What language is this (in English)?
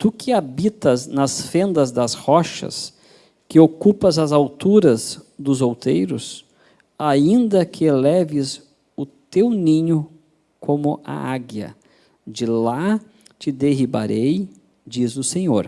Portuguese